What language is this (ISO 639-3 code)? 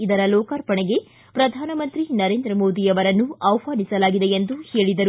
kan